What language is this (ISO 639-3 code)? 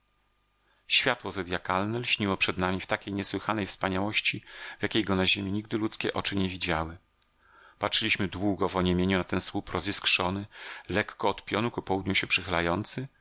pol